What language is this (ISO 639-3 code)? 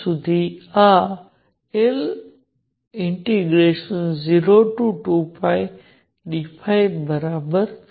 guj